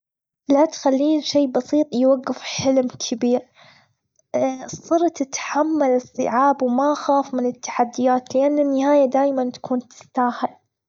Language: Gulf Arabic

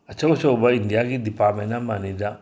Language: Manipuri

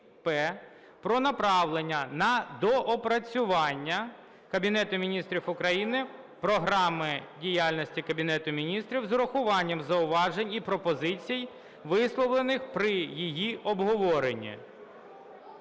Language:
Ukrainian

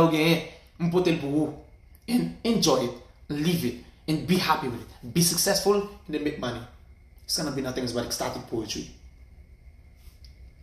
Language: French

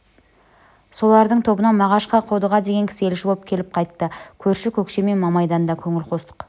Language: Kazakh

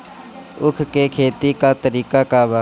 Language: Bhojpuri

